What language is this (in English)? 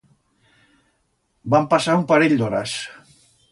Aragonese